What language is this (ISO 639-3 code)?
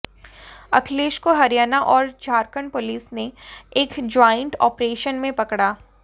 hin